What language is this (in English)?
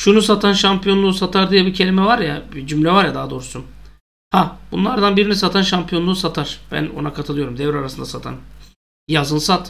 Turkish